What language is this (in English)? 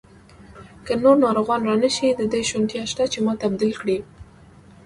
Pashto